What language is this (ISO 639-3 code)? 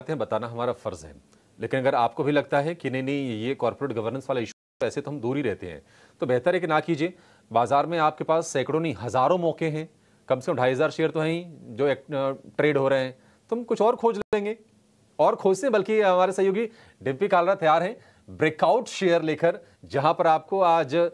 hin